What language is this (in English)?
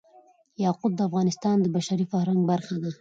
Pashto